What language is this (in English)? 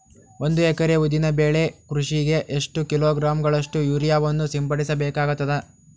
Kannada